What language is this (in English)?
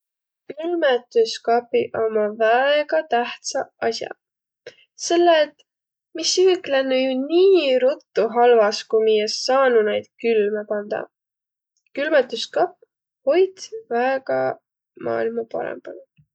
Võro